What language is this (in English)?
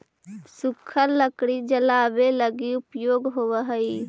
Magahi